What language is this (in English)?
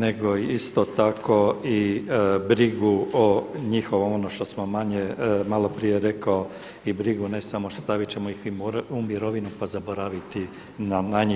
Croatian